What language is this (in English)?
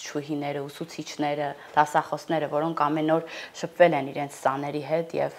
Romanian